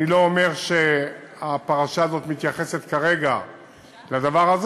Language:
Hebrew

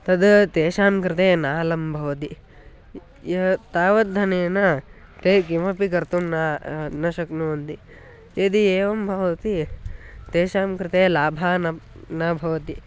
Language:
Sanskrit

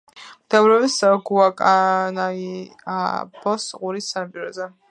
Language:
Georgian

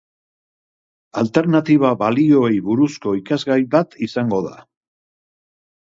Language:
Basque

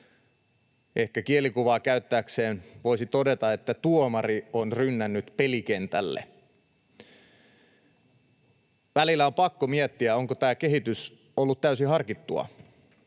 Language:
Finnish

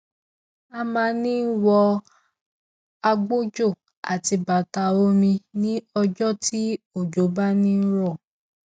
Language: Yoruba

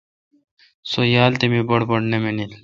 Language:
Kalkoti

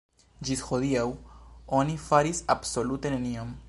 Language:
Esperanto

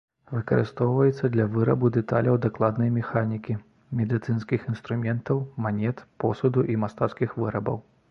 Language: Belarusian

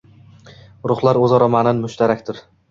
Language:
Uzbek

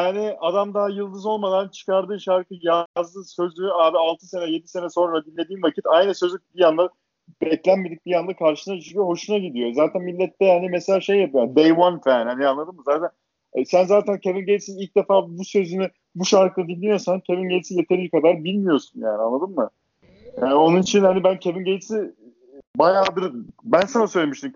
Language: Turkish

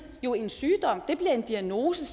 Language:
Danish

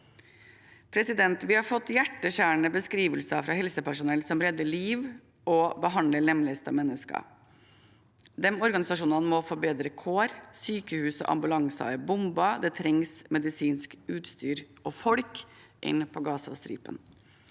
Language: Norwegian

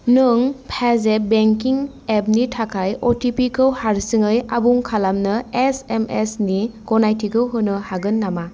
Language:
Bodo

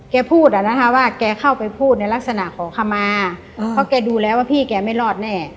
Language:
Thai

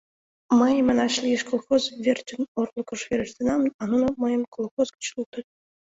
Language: Mari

